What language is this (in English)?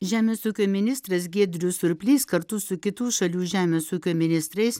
Lithuanian